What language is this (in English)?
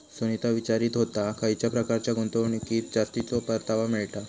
Marathi